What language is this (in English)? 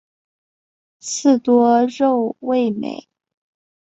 Chinese